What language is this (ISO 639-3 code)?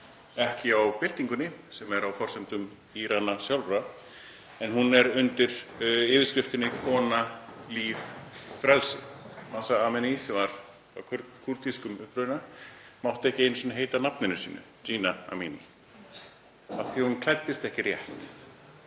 isl